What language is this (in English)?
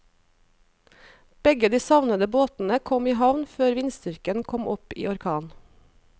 Norwegian